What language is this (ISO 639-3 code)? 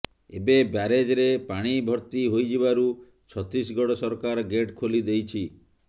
ori